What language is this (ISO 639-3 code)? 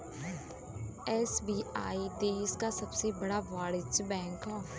bho